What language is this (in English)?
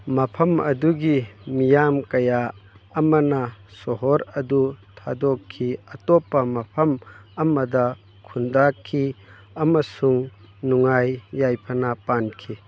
Manipuri